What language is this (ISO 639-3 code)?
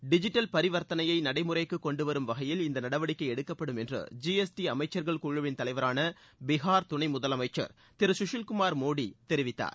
tam